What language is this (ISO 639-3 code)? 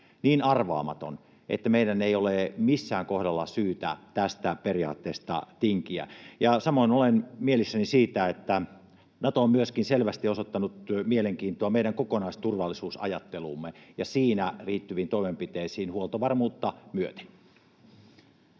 fin